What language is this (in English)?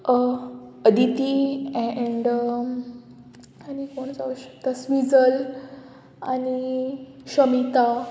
Konkani